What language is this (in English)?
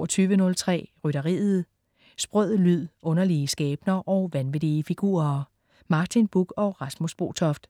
Danish